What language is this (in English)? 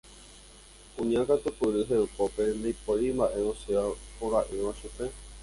Guarani